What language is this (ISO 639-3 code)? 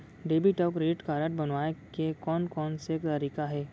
hne